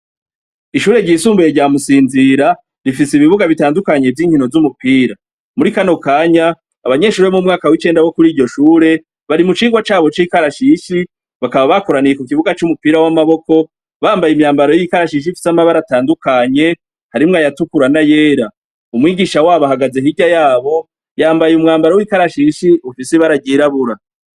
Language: Rundi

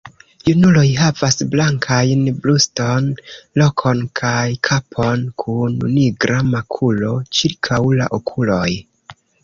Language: Esperanto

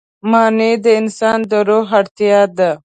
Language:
Pashto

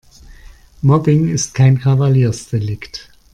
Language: German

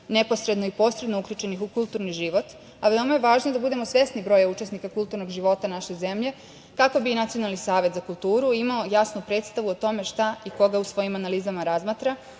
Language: Serbian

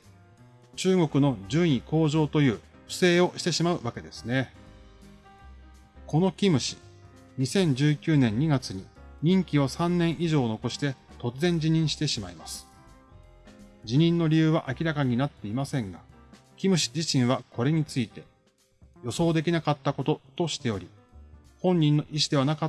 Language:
Japanese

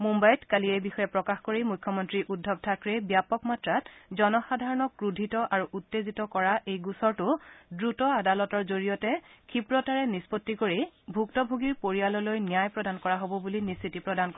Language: Assamese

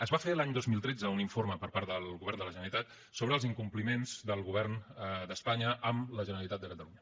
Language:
Catalan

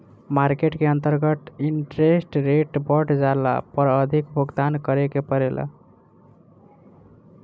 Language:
Bhojpuri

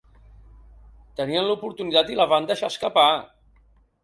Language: Catalan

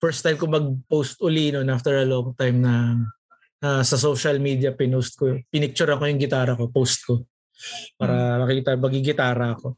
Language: Filipino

